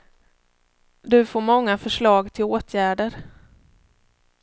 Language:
Swedish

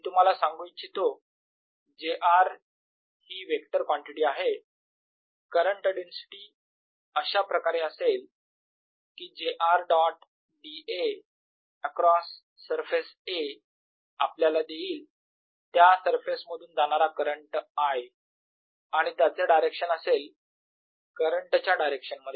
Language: Marathi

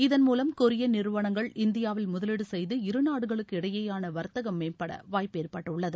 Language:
Tamil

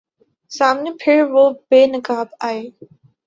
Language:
Urdu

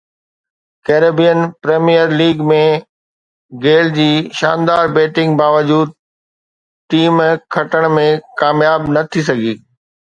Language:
Sindhi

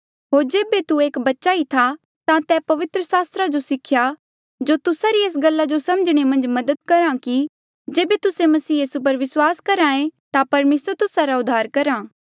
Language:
Mandeali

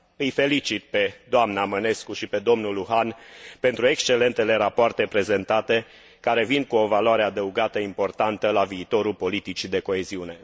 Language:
Romanian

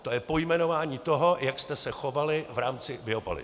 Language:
Czech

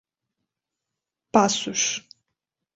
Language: Portuguese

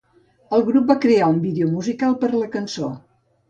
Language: Catalan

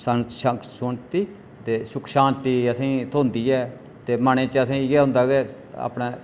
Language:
Dogri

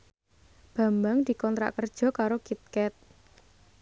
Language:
Javanese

